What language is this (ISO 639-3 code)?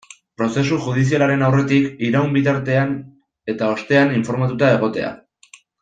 eus